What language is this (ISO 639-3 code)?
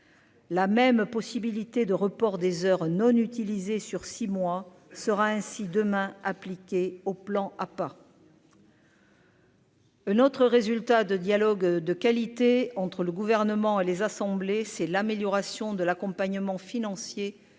fra